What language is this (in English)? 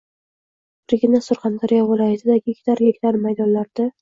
Uzbek